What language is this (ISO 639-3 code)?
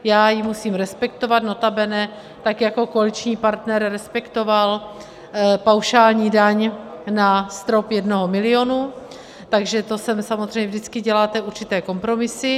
ces